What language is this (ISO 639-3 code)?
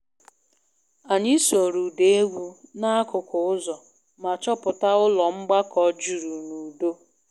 ibo